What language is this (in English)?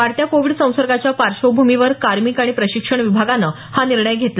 Marathi